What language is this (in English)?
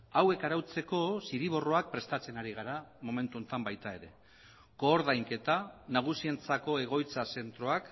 Basque